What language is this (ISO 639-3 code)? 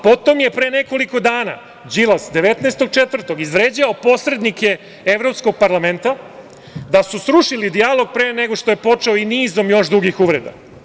srp